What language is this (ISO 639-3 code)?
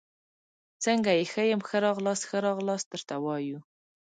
pus